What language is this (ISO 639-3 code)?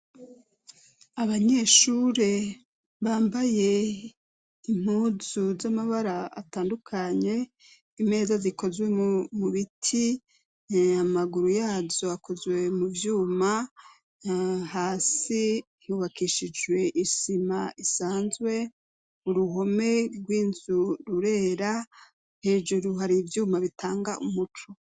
run